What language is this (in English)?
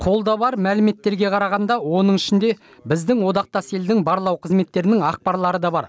Kazakh